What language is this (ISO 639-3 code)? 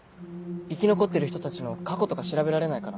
jpn